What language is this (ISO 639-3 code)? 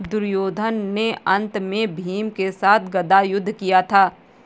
hin